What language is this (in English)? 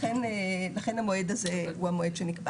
Hebrew